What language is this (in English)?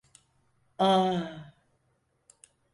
Turkish